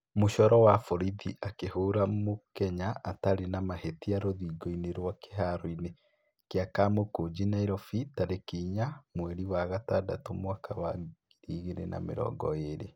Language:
Kikuyu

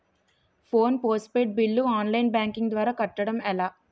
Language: Telugu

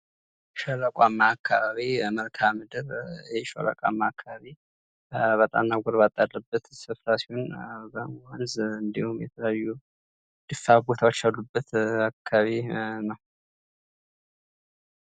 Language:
Amharic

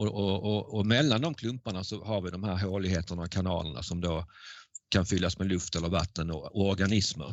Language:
Swedish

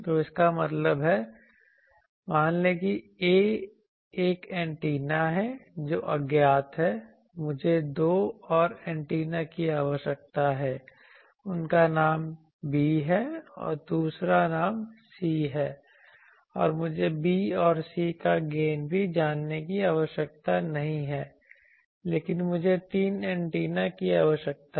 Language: Hindi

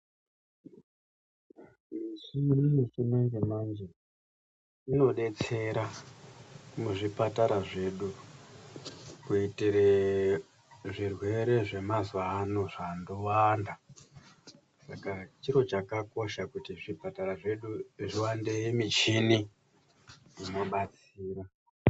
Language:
Ndau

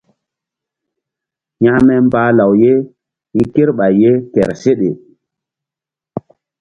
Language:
Mbum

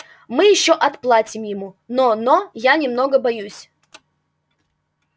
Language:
Russian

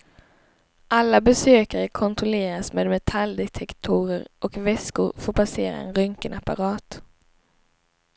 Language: Swedish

